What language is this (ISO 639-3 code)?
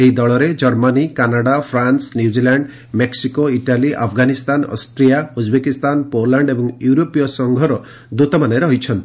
ori